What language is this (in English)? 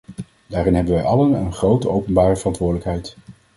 Dutch